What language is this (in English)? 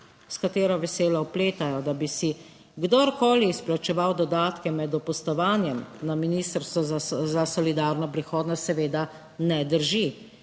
Slovenian